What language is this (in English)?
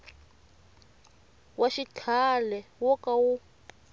Tsonga